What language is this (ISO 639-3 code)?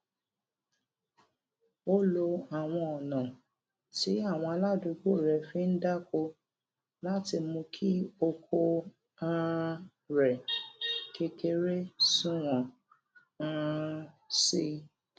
yor